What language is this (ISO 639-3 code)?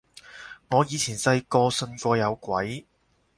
yue